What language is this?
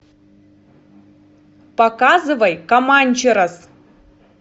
Russian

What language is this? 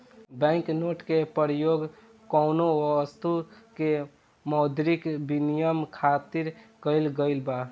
Bhojpuri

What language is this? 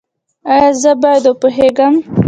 Pashto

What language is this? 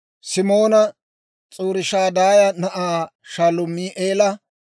Dawro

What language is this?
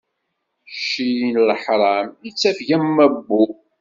Kabyle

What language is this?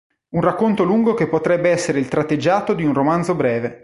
Italian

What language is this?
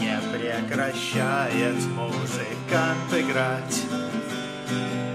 Russian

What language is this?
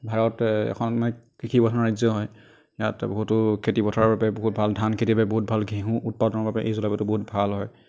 Assamese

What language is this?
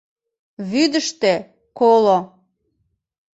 Mari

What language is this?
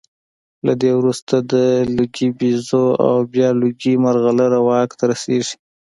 Pashto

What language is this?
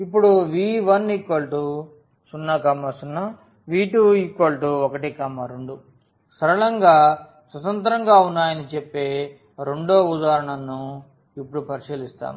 Telugu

